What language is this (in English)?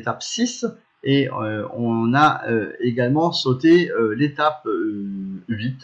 French